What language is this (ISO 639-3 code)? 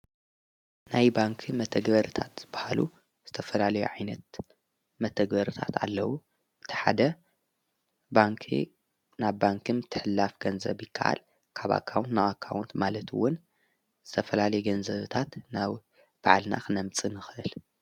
tir